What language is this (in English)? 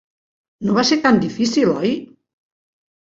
Catalan